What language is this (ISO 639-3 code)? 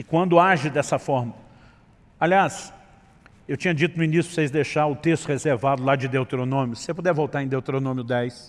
por